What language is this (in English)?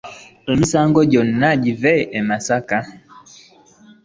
Ganda